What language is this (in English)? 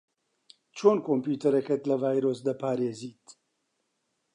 Central Kurdish